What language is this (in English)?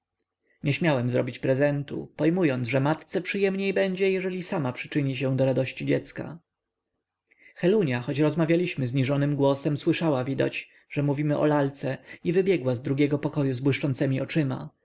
Polish